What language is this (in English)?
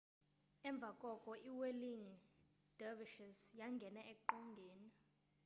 Xhosa